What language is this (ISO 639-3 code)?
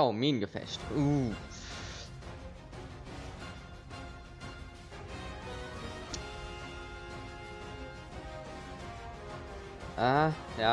deu